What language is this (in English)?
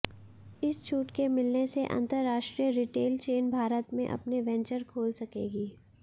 Hindi